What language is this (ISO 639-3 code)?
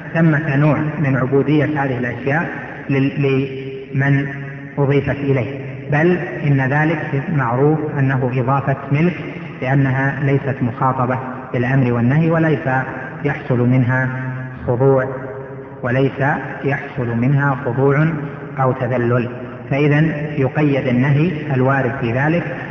ara